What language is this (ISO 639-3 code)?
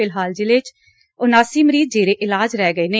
pan